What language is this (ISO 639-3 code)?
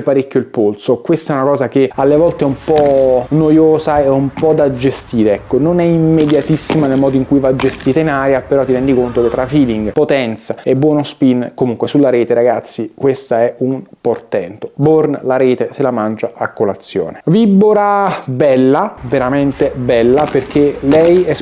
ita